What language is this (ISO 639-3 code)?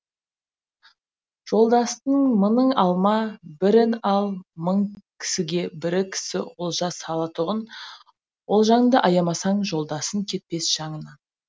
kaz